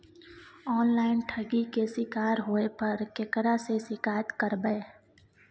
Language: Maithili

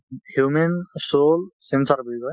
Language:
Assamese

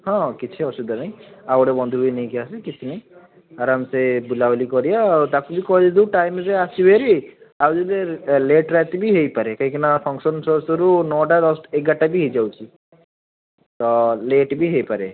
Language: Odia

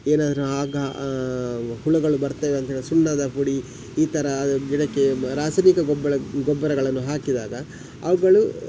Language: Kannada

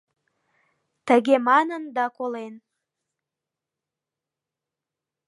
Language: Mari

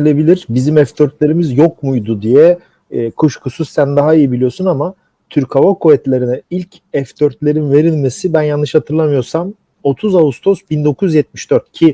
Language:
Turkish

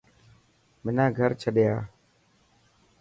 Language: Dhatki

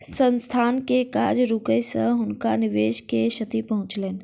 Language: Maithili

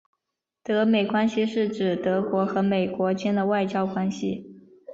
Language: Chinese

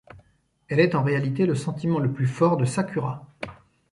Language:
French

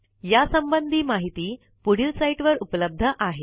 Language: Marathi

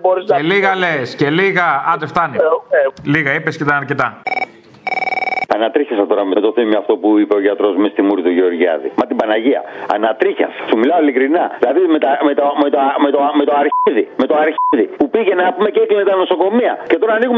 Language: Greek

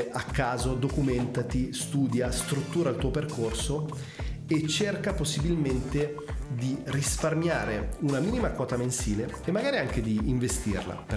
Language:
Italian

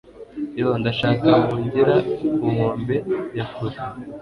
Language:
Kinyarwanda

